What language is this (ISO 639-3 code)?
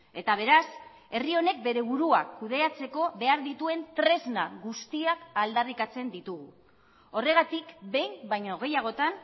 eus